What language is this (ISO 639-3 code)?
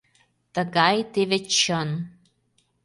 chm